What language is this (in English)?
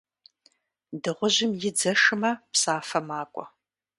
Kabardian